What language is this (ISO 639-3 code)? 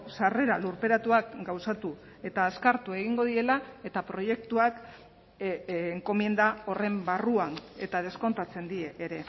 eus